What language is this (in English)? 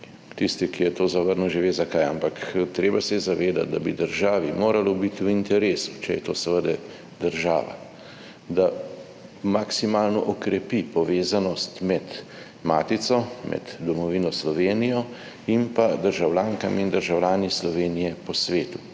Slovenian